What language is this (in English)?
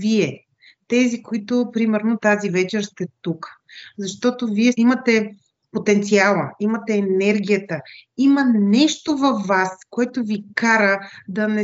Bulgarian